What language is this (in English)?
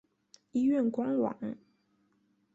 Chinese